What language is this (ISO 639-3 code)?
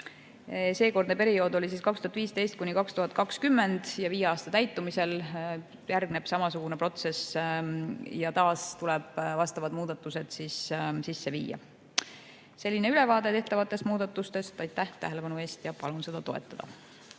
est